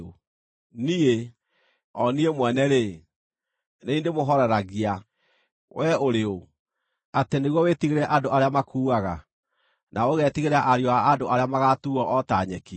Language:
Kikuyu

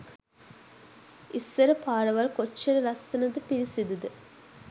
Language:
Sinhala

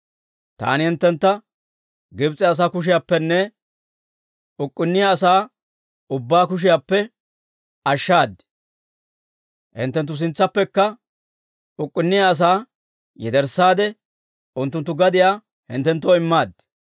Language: Dawro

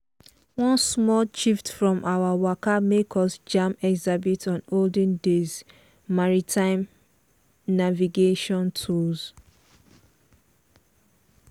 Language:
Nigerian Pidgin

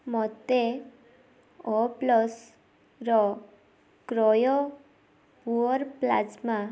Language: Odia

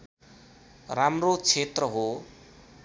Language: Nepali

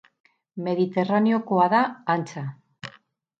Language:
Basque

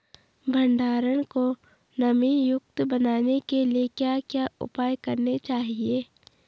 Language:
Hindi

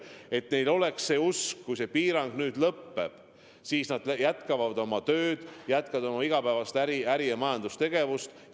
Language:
Estonian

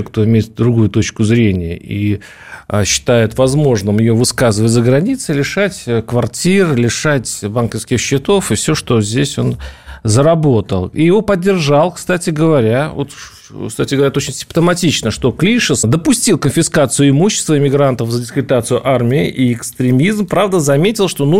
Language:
Russian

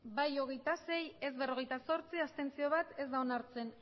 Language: Basque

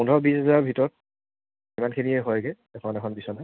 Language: Assamese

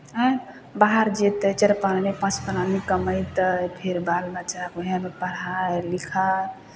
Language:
Maithili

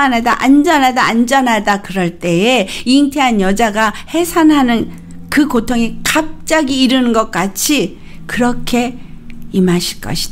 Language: Korean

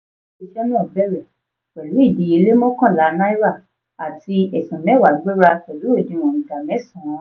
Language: Yoruba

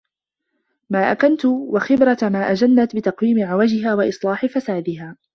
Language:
Arabic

